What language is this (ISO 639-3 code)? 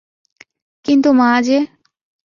ben